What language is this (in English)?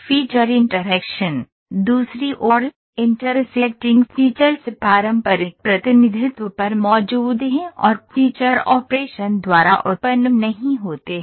Hindi